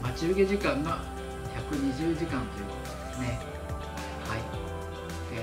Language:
Japanese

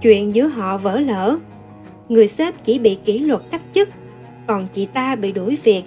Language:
Vietnamese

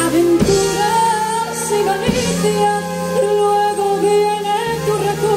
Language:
Arabic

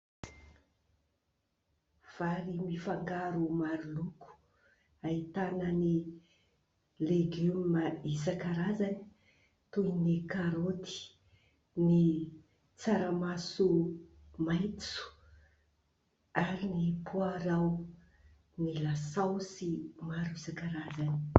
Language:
Malagasy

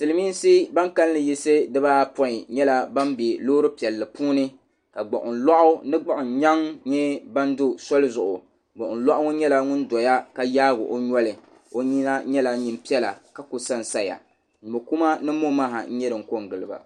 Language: Dagbani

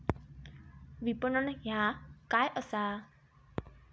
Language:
Marathi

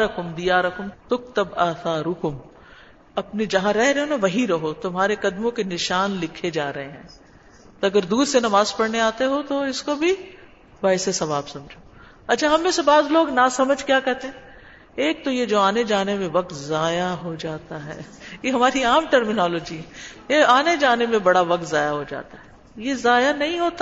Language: Urdu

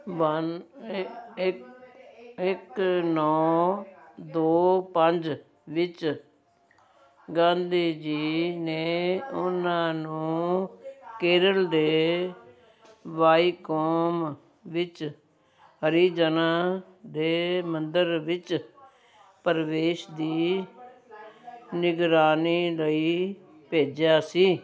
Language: Punjabi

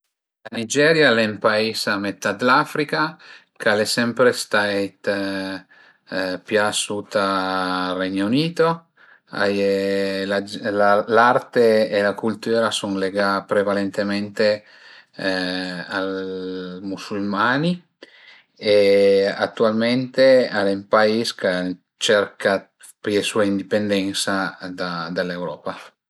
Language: Piedmontese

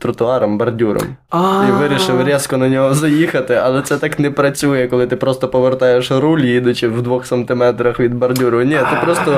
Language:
Ukrainian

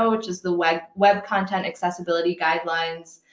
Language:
English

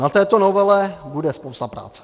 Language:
Czech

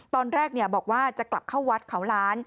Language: Thai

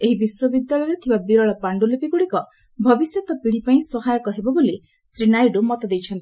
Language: Odia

